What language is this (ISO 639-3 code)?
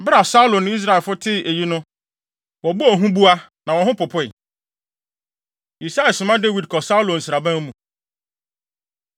aka